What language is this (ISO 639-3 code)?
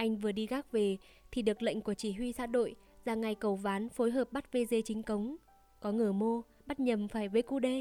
vie